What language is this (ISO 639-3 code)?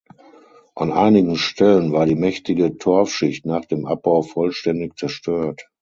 deu